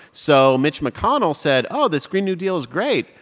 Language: English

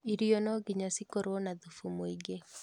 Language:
Kikuyu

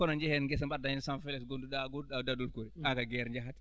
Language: Fula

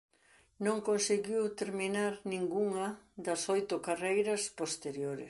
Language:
Galician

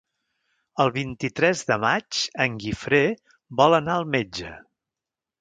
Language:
Catalan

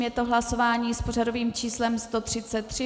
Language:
Czech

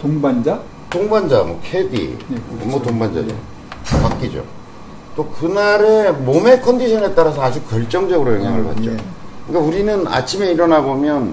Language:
Korean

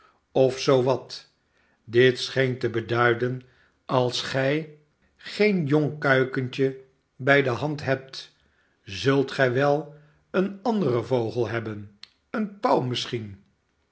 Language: Dutch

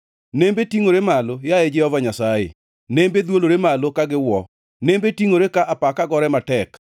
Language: Luo (Kenya and Tanzania)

